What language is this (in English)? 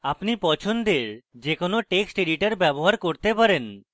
Bangla